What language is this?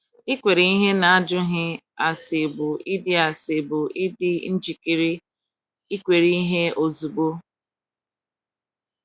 Igbo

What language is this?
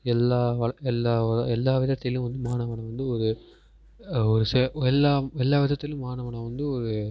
Tamil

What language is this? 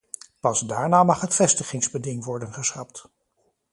Dutch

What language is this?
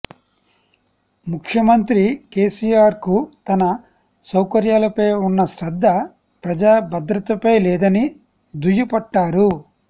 Telugu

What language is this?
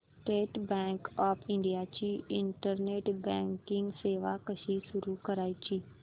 Marathi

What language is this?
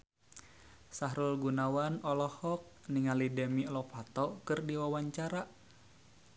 Sundanese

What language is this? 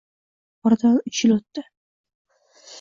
Uzbek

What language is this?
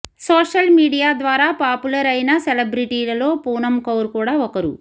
Telugu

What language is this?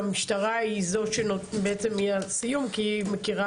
Hebrew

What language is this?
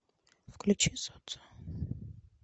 Russian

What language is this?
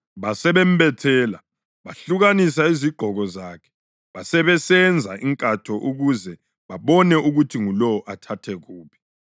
North Ndebele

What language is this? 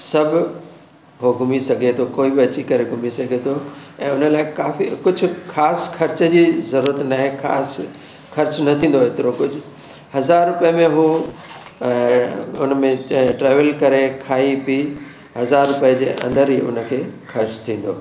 Sindhi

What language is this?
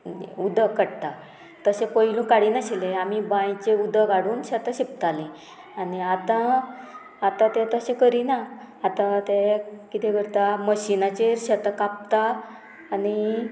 Konkani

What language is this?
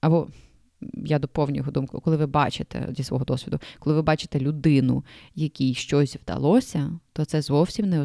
Ukrainian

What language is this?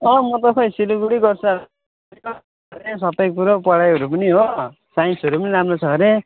Nepali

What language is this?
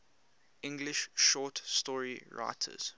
English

